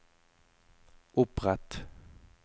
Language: Norwegian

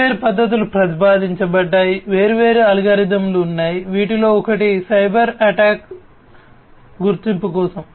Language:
Telugu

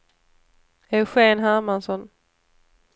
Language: Swedish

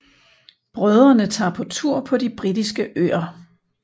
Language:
Danish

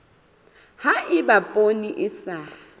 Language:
Southern Sotho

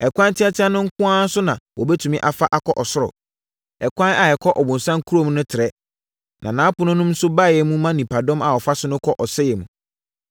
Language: Akan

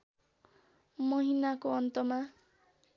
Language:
Nepali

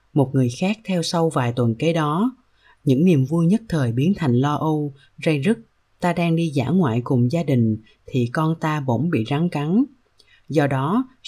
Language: Vietnamese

